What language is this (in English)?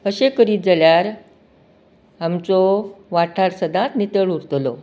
Konkani